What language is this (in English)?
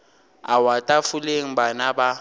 Northern Sotho